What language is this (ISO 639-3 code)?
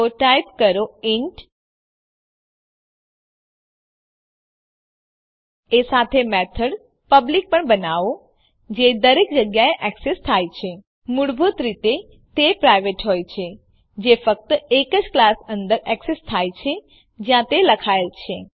guj